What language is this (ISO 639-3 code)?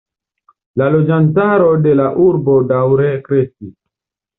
epo